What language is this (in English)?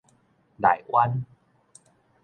Min Nan Chinese